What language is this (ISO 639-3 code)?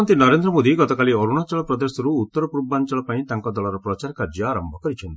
ori